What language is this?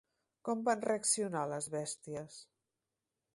Catalan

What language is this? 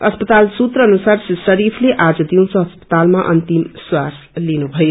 Nepali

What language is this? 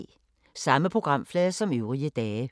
Danish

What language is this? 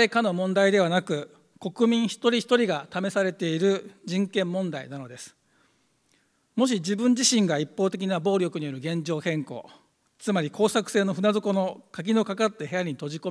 Japanese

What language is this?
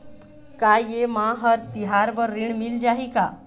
Chhattisgarhi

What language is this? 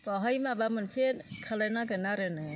Bodo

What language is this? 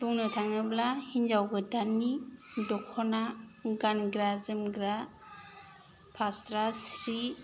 Bodo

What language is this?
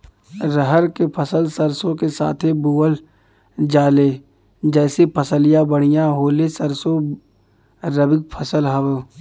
Bhojpuri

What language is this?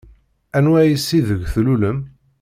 Kabyle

